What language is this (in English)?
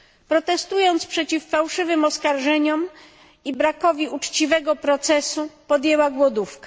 Polish